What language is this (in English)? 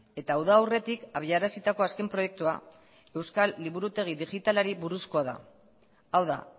Basque